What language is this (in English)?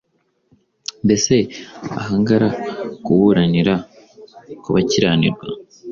Kinyarwanda